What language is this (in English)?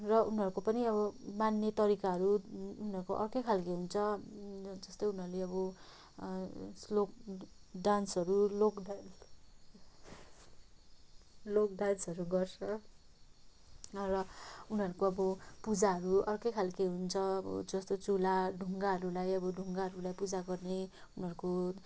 Nepali